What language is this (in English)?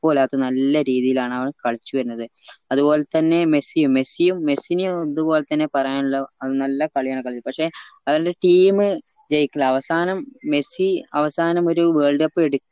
Malayalam